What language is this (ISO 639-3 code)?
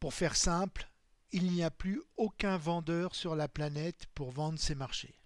fra